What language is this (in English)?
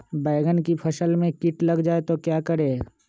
Magahi